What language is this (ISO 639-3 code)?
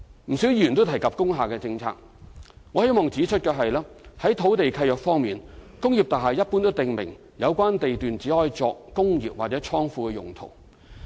yue